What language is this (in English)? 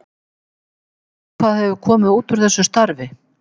Icelandic